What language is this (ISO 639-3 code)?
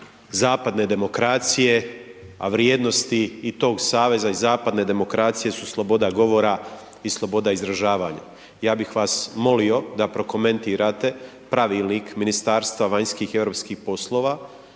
hrv